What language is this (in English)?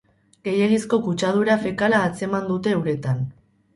Basque